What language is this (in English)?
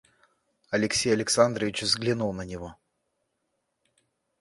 Russian